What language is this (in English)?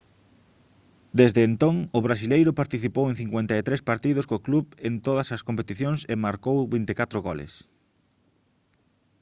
Galician